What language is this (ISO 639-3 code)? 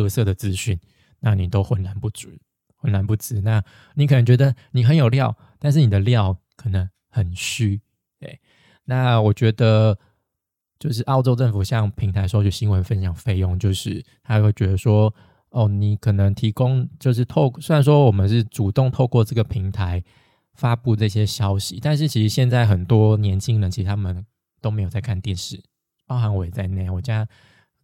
zho